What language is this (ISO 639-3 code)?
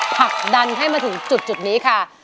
tha